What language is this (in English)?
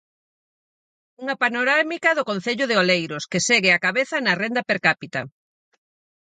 Galician